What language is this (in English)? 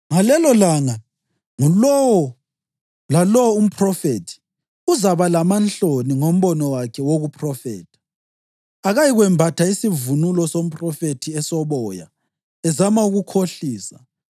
North Ndebele